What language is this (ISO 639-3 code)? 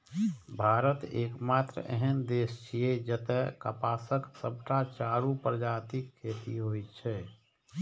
mai